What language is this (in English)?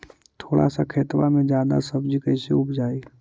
Magahi